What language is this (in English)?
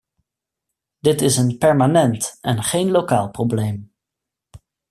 Dutch